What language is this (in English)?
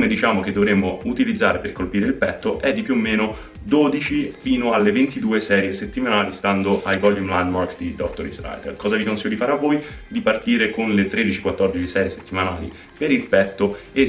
Italian